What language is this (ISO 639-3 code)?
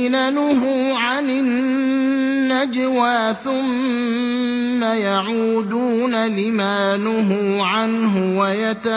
ara